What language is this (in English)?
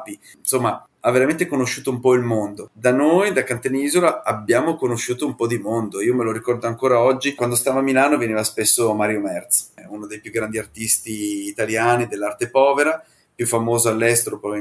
Italian